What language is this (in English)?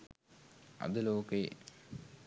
Sinhala